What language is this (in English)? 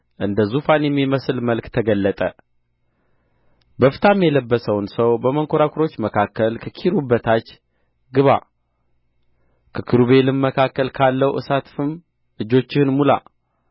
Amharic